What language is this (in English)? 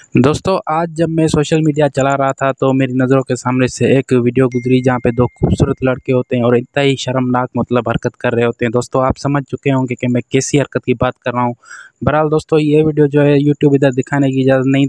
Hindi